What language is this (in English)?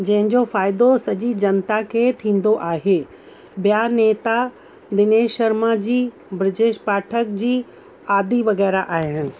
Sindhi